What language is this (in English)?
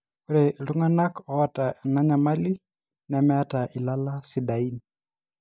Masai